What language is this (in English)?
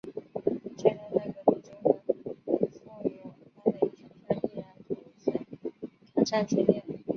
Chinese